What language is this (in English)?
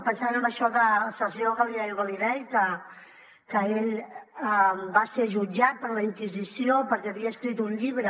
Catalan